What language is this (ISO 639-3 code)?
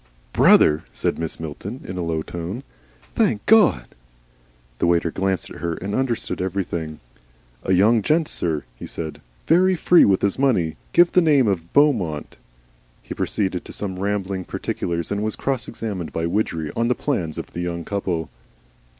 eng